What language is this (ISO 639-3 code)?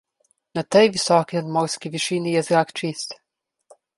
slv